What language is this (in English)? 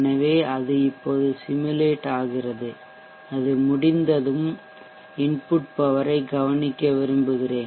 Tamil